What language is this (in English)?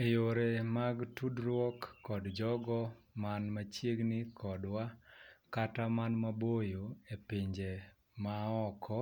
Luo (Kenya and Tanzania)